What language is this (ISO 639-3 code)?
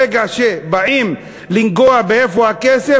heb